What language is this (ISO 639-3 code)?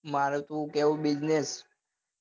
guj